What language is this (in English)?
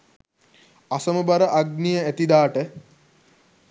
Sinhala